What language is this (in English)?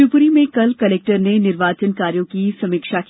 Hindi